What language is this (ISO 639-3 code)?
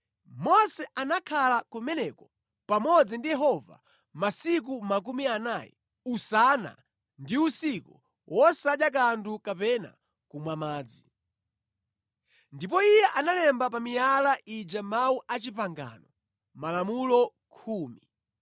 nya